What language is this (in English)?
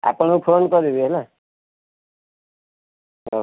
Odia